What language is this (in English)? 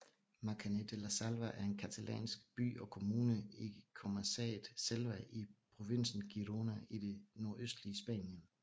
Danish